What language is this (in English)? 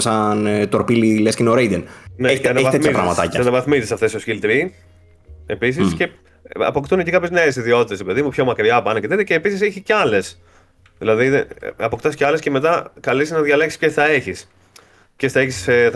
Greek